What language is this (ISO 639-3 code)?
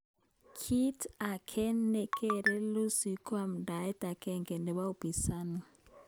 kln